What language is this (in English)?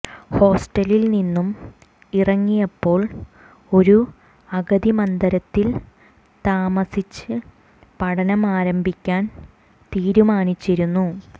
Malayalam